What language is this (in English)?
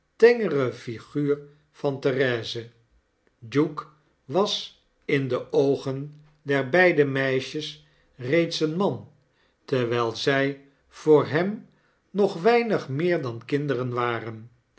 Dutch